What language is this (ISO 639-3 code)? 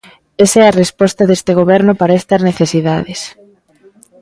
glg